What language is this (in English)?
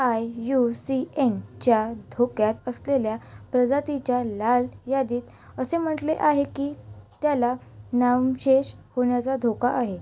Marathi